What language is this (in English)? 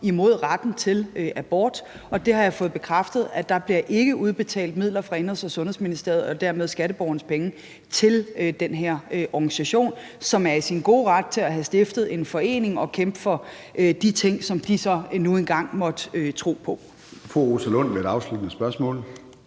Danish